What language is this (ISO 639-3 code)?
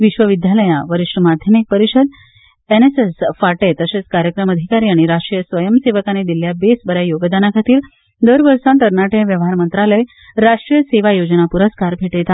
kok